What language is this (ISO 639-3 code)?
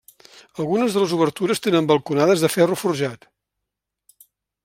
cat